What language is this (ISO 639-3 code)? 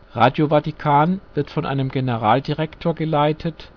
deu